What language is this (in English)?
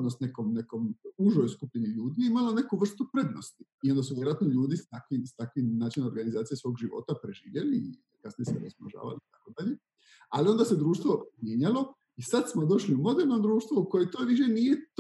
Croatian